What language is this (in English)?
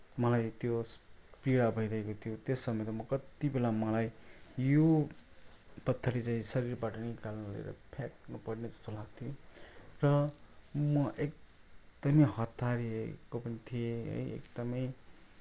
Nepali